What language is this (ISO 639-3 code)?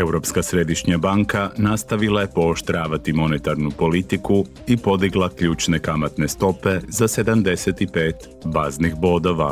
hrv